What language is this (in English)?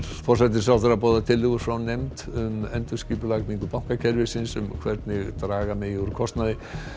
Icelandic